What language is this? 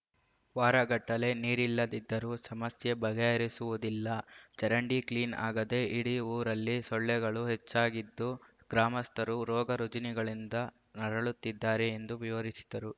Kannada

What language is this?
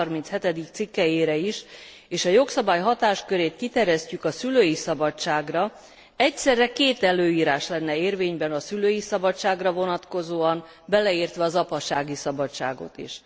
Hungarian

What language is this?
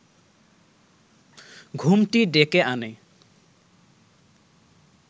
Bangla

